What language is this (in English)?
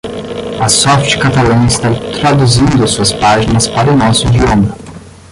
Portuguese